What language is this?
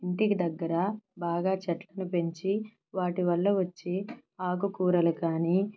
Telugu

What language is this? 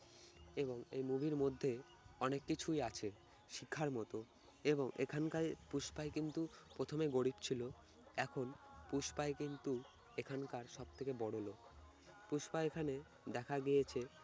Bangla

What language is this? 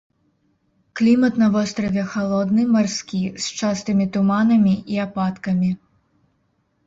Belarusian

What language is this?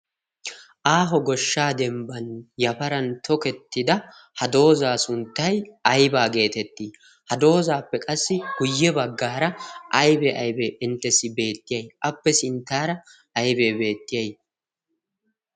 Wolaytta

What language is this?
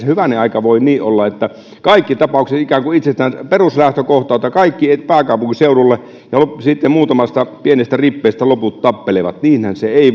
Finnish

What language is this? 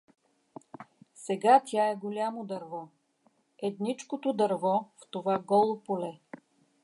Bulgarian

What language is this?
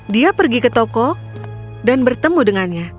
Indonesian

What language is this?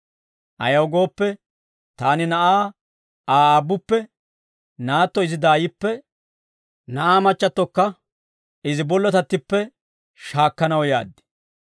Dawro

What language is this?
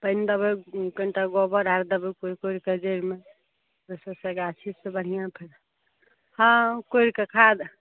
Maithili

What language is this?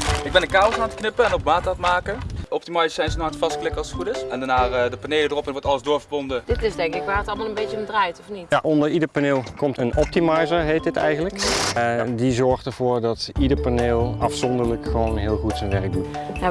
Dutch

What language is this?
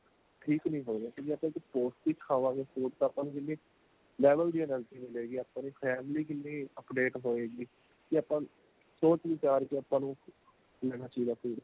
Punjabi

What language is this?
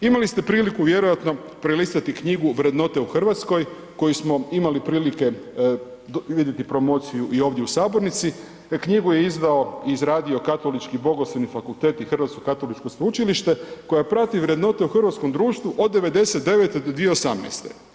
Croatian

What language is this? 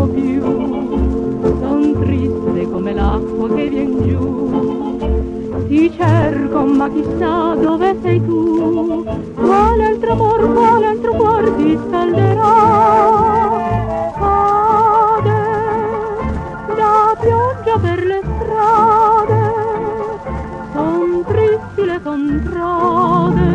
Arabic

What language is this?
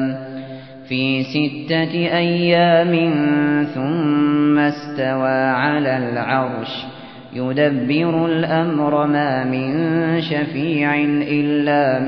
Arabic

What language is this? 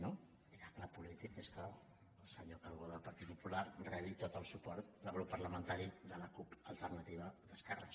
Catalan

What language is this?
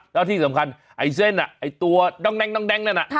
Thai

